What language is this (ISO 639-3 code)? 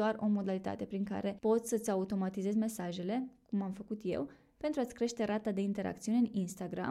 ron